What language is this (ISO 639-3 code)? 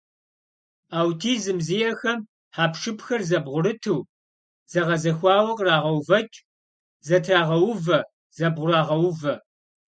kbd